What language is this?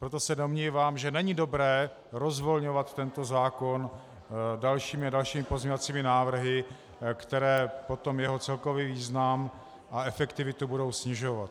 Czech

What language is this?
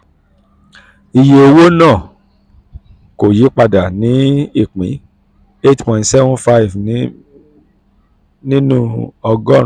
Yoruba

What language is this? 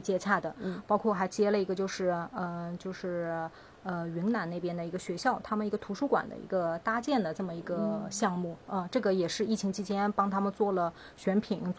Chinese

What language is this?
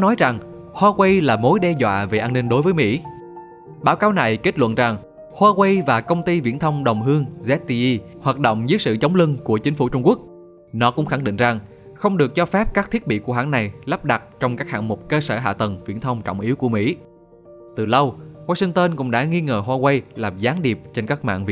Vietnamese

